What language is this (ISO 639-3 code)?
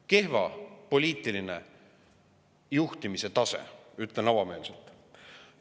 est